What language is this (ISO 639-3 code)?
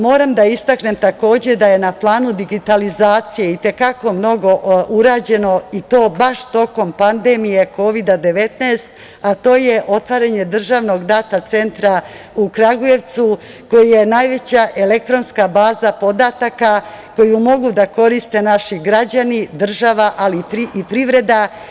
srp